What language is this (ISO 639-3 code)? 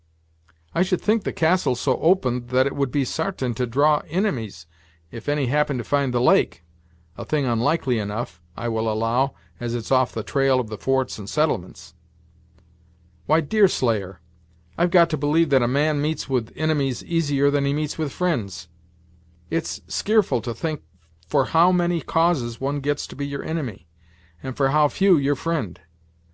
eng